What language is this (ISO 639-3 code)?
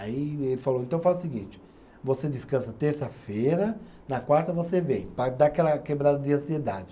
por